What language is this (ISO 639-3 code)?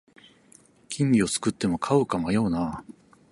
jpn